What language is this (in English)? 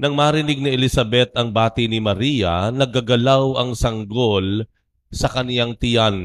Filipino